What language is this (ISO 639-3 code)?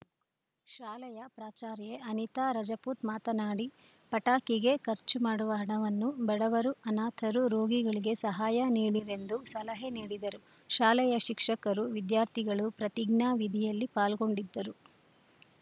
kan